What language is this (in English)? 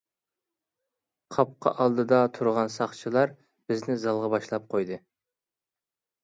Uyghur